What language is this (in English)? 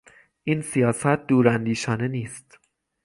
Persian